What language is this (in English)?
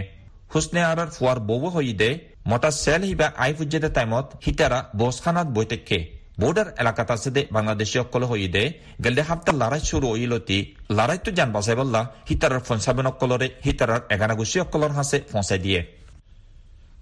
Bangla